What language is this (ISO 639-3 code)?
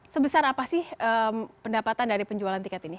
ind